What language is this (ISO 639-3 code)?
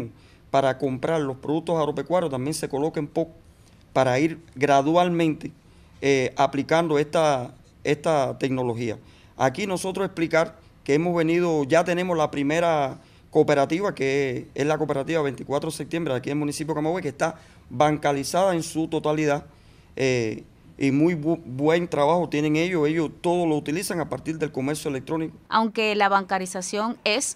spa